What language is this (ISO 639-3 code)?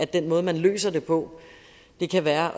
dan